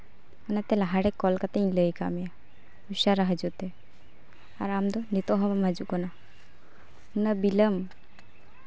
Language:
Santali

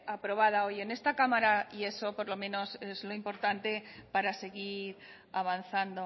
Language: Spanish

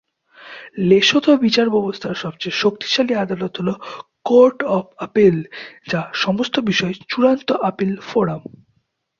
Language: Bangla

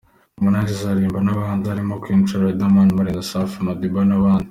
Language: Kinyarwanda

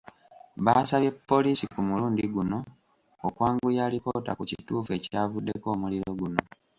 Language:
Ganda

